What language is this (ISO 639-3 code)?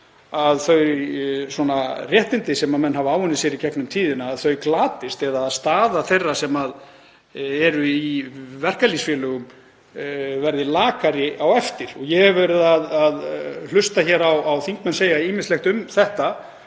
isl